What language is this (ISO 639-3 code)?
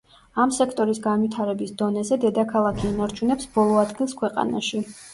kat